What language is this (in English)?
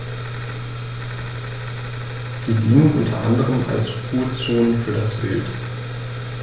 German